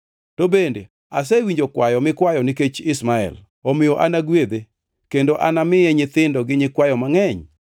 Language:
Luo (Kenya and Tanzania)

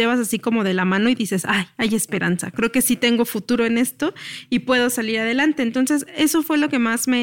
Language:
Spanish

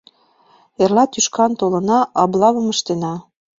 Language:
Mari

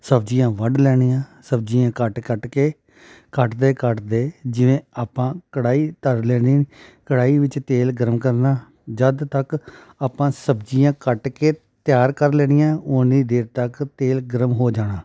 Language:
Punjabi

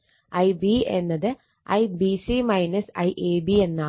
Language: Malayalam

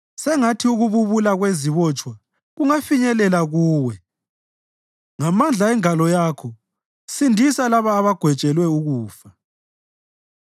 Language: North Ndebele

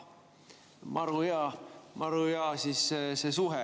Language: Estonian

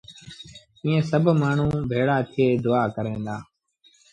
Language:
Sindhi Bhil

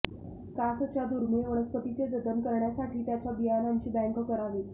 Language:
Marathi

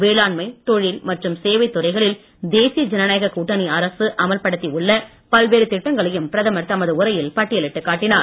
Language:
Tamil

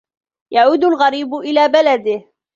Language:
Arabic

